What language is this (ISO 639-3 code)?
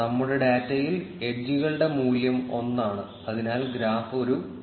mal